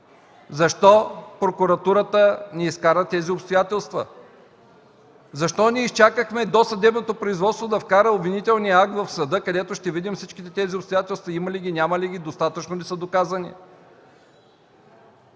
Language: Bulgarian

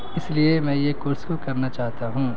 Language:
Urdu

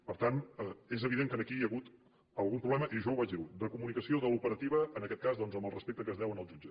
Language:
Catalan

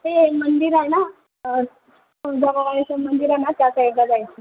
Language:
Marathi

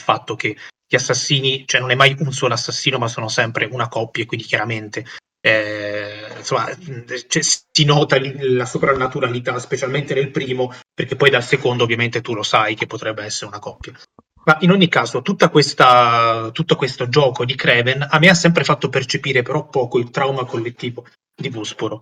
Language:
Italian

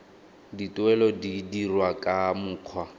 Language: Tswana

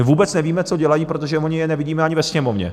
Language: Czech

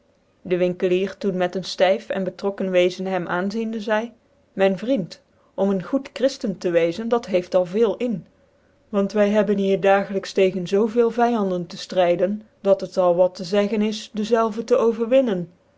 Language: Dutch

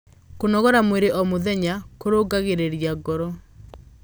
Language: Kikuyu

